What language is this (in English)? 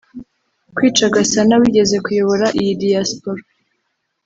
Kinyarwanda